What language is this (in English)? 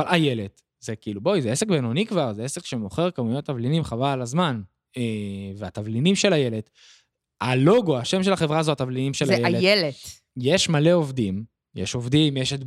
Hebrew